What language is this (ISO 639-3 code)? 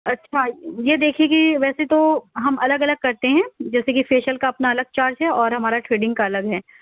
urd